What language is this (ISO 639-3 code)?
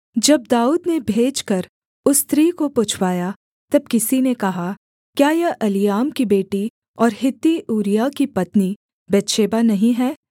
hin